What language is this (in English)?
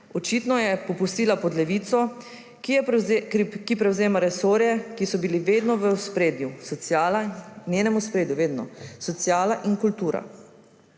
Slovenian